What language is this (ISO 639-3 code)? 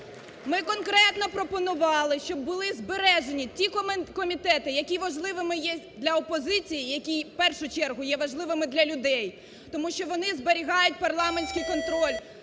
ukr